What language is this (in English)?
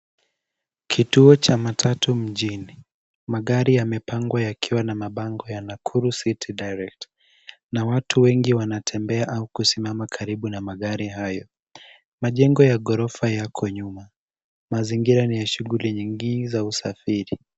Swahili